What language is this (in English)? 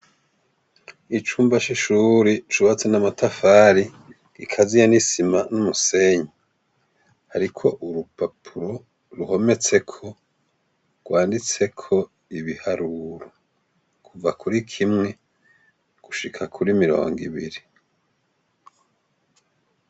Rundi